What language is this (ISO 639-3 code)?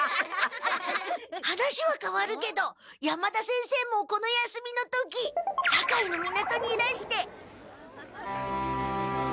jpn